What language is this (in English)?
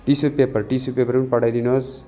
Nepali